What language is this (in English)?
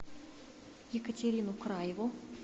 Russian